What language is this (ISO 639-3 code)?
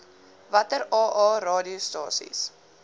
afr